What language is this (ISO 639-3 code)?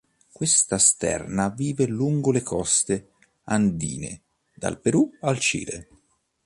ita